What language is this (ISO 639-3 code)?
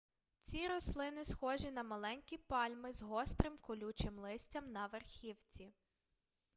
ukr